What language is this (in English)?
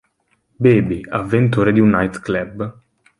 Italian